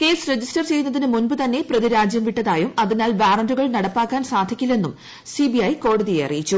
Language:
Malayalam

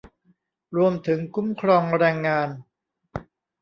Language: Thai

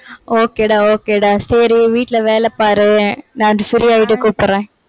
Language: Tamil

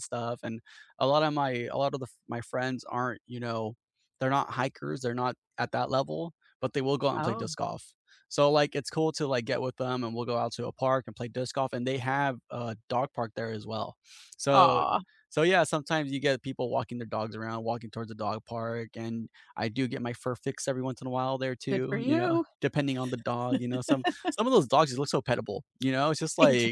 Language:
English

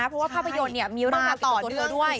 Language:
Thai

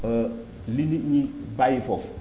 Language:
Wolof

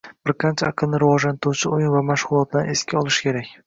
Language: Uzbek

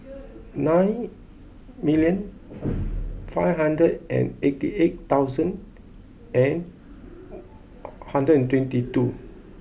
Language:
English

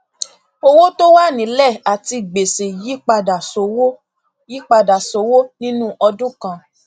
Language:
Yoruba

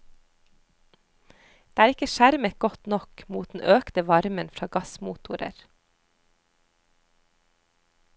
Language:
Norwegian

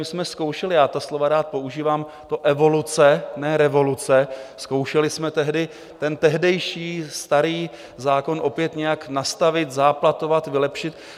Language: Czech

